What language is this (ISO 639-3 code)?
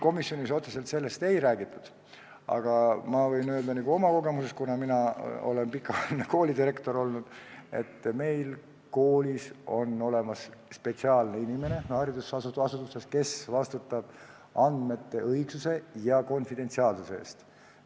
est